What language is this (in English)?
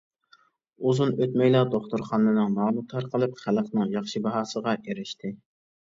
Uyghur